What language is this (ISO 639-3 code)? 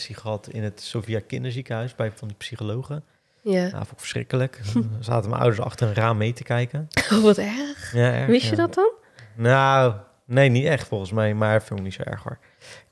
nld